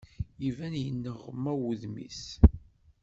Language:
Kabyle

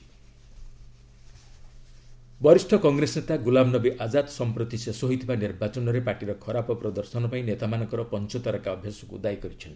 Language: Odia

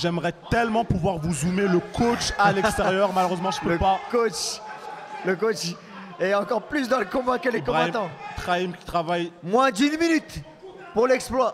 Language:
French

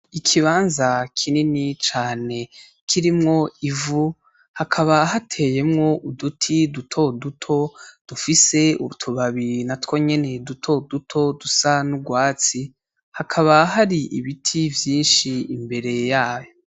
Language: Rundi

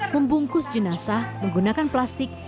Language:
Indonesian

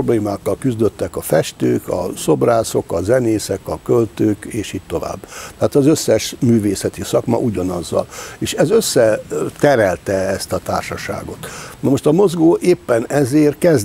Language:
Hungarian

